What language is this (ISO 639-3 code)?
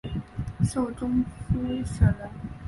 zho